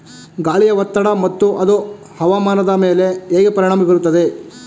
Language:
Kannada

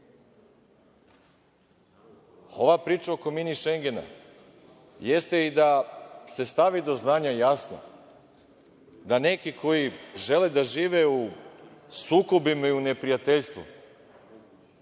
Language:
Serbian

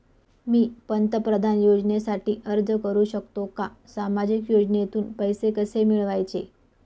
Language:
Marathi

